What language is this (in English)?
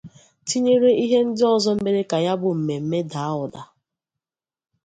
Igbo